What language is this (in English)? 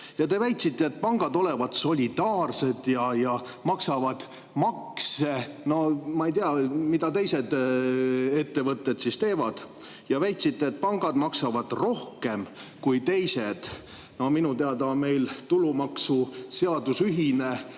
Estonian